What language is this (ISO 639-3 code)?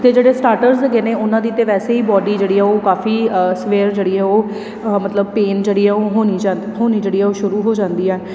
pan